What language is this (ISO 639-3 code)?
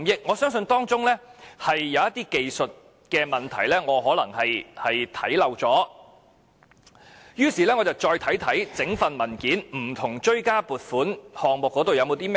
yue